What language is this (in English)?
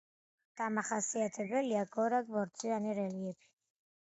Georgian